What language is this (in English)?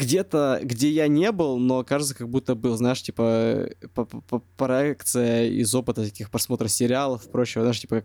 Russian